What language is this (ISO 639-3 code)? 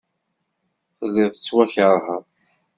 kab